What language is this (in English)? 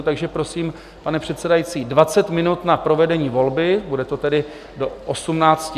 Czech